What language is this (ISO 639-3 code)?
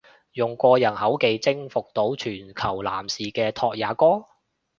yue